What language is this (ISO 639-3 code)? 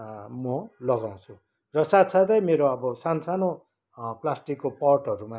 nep